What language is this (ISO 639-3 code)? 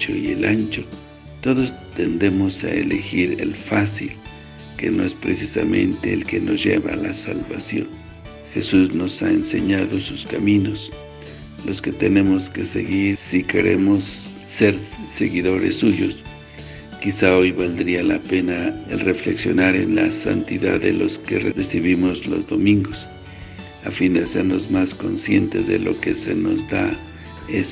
spa